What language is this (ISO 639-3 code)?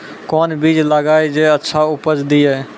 mai